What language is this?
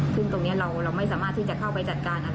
Thai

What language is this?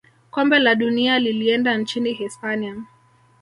Swahili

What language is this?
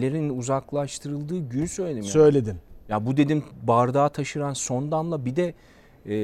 Turkish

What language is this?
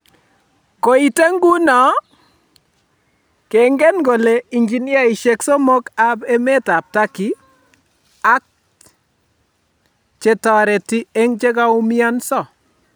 Kalenjin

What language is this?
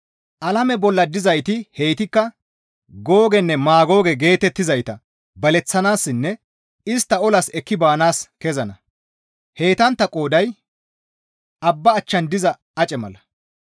Gamo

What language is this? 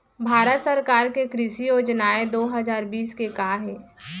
Chhattisgarhi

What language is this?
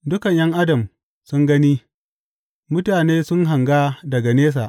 Hausa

